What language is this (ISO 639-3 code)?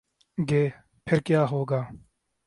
urd